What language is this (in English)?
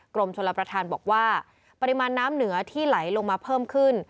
Thai